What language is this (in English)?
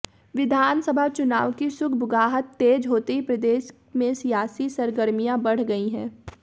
Hindi